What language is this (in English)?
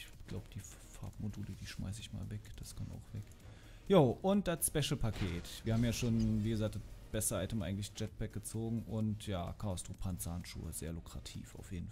German